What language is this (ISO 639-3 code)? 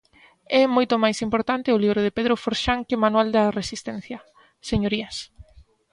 glg